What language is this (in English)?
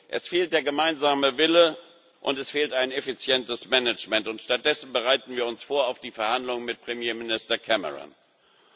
German